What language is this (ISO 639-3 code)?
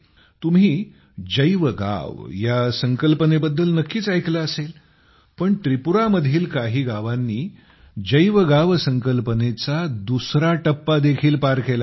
mar